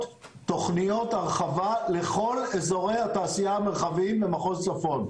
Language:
Hebrew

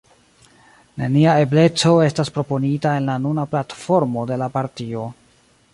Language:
Esperanto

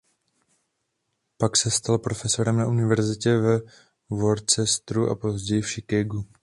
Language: Czech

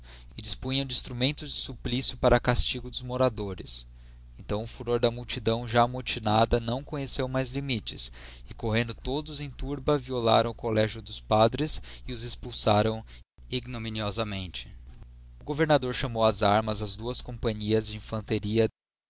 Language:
Portuguese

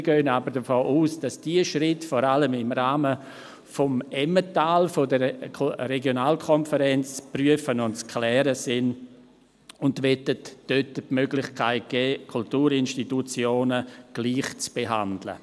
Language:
Swiss German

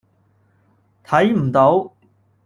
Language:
Cantonese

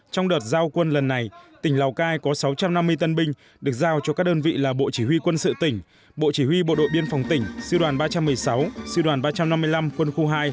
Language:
Vietnamese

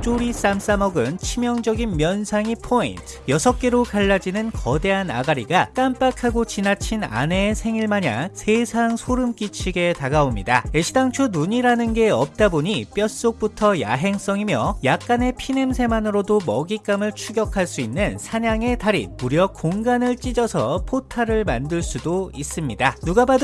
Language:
Korean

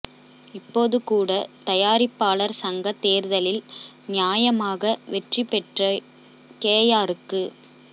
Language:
Tamil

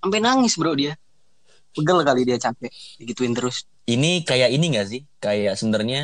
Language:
Indonesian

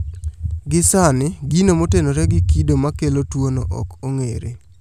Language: Luo (Kenya and Tanzania)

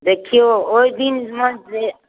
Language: Maithili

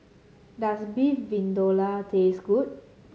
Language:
English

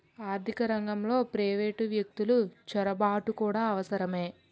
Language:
Telugu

